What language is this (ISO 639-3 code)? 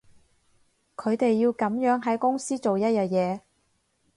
yue